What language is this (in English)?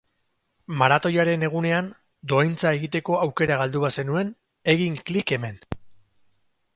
Basque